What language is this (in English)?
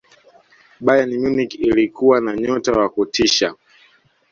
Swahili